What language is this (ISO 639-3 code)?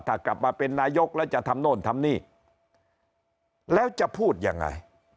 tha